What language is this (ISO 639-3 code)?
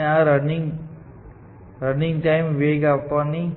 guj